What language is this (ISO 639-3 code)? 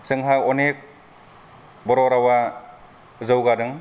brx